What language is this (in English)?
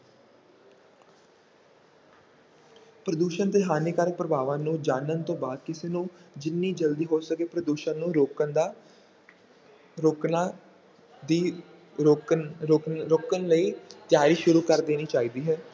Punjabi